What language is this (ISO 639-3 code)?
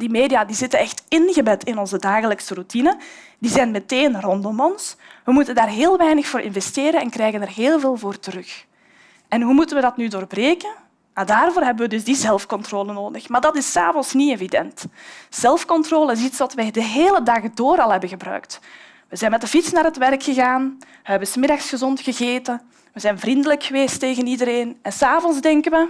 nld